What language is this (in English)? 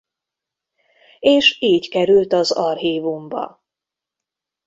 Hungarian